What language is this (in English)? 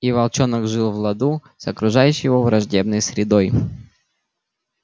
Russian